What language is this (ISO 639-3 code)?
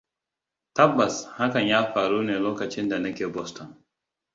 hau